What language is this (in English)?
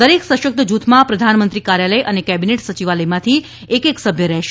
Gujarati